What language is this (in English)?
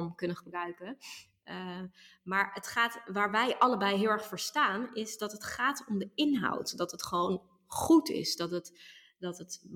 Dutch